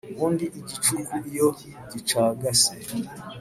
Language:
Kinyarwanda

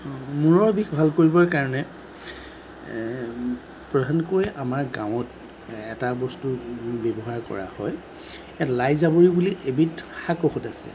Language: Assamese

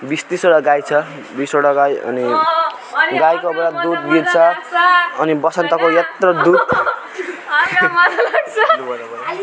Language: Nepali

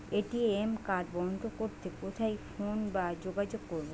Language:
Bangla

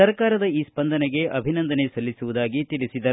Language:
Kannada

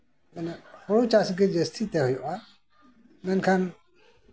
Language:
Santali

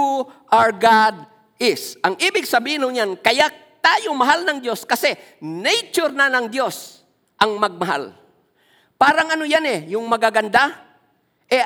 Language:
Filipino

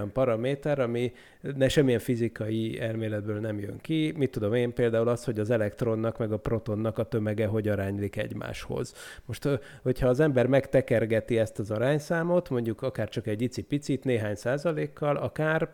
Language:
Hungarian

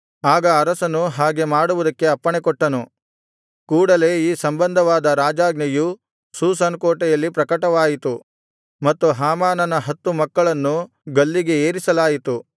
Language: Kannada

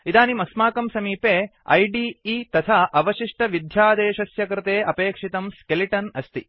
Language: Sanskrit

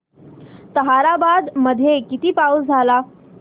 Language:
Marathi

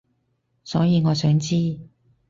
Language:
Cantonese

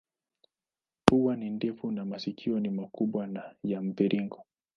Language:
Swahili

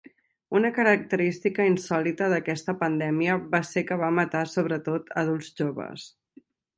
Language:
Catalan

